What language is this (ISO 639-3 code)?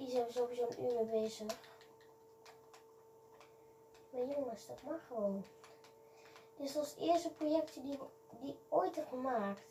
nld